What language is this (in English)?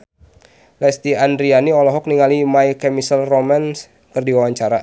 Sundanese